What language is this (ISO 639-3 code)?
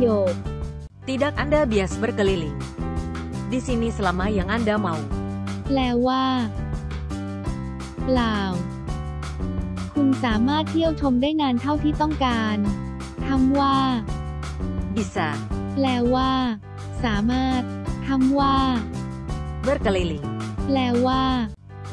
tha